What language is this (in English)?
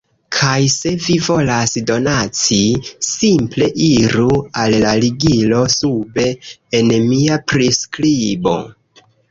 Esperanto